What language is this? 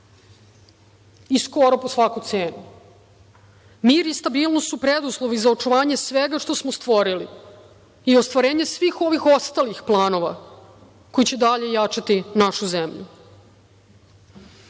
Serbian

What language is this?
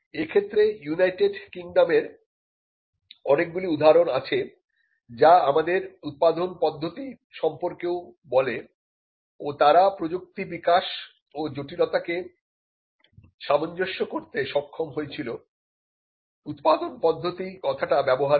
Bangla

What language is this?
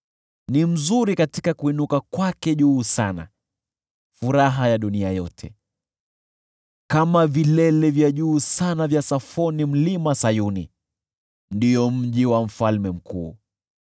Swahili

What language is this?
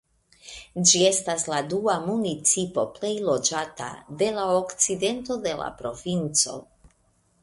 Esperanto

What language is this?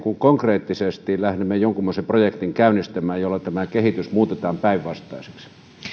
Finnish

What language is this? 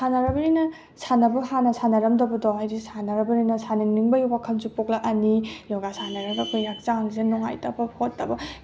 Manipuri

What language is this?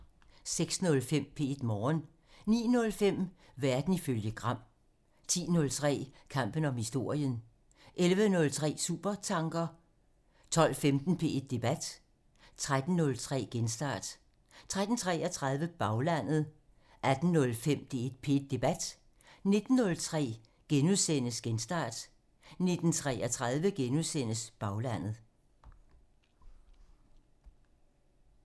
Danish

